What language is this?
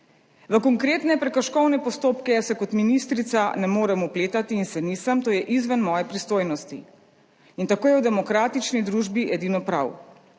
Slovenian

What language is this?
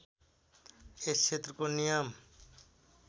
Nepali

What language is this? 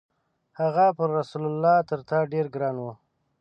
Pashto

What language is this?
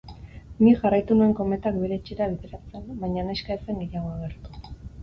Basque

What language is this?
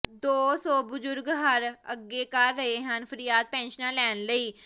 Punjabi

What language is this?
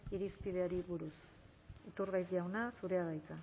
Basque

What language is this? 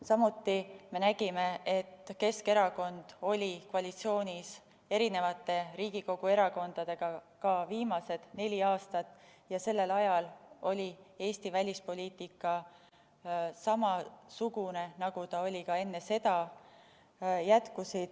Estonian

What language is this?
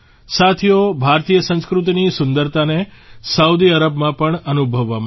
Gujarati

